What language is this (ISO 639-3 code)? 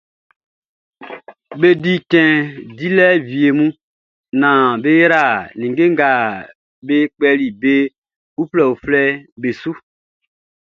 bci